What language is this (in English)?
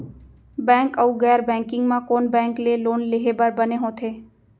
Chhattisgarhi